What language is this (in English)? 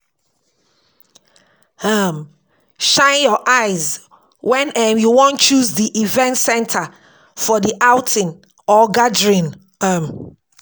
Nigerian Pidgin